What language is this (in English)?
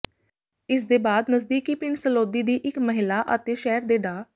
Punjabi